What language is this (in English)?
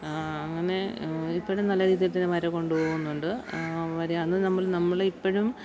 Malayalam